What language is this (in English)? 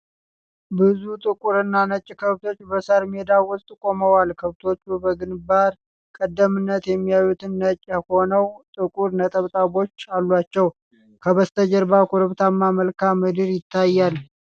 Amharic